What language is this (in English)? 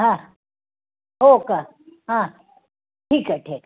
Marathi